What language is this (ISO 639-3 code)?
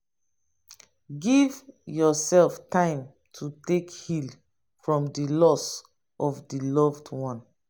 pcm